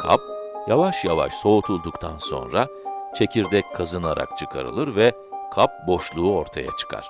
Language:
Turkish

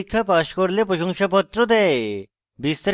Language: Bangla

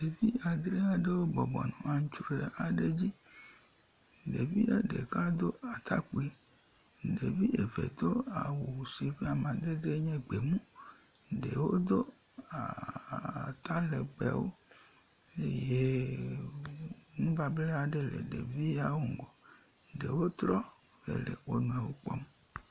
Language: Ewe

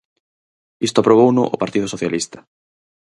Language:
Galician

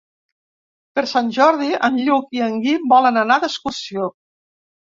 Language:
Catalan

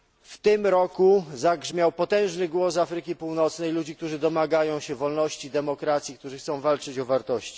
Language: Polish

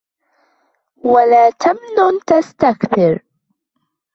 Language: Arabic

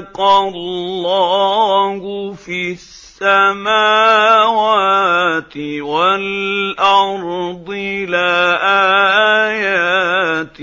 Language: Arabic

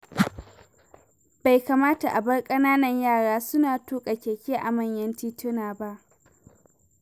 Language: Hausa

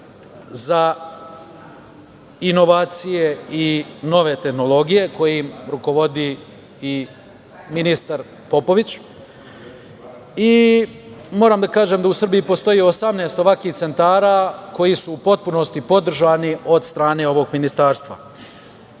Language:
Serbian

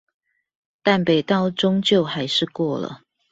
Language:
Chinese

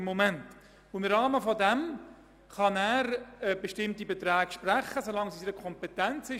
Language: Swiss German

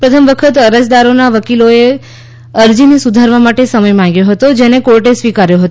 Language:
Gujarati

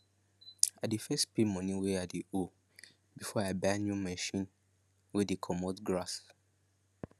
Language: Nigerian Pidgin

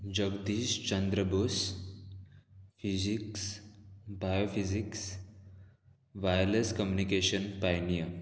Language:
Konkani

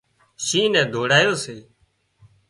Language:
Wadiyara Koli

